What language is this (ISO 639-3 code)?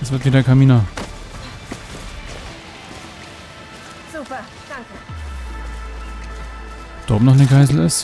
deu